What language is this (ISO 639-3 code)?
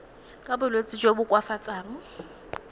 tsn